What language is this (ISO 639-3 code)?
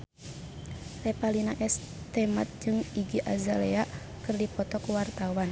sun